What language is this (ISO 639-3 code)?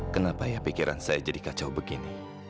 ind